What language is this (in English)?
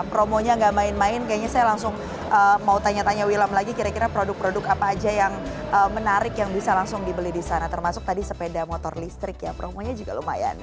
Indonesian